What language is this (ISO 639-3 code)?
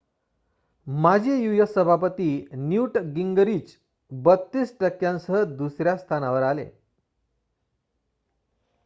mar